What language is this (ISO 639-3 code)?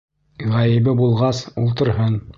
bak